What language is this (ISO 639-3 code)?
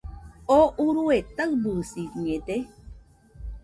hux